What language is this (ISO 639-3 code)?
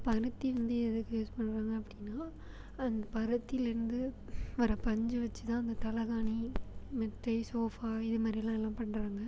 tam